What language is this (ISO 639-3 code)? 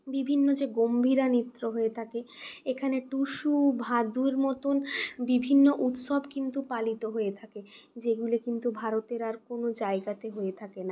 ben